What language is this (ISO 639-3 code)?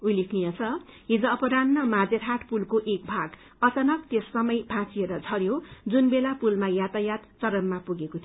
nep